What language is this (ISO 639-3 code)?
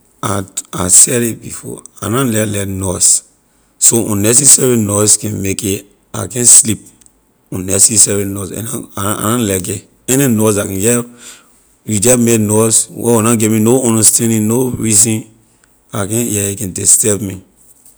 lir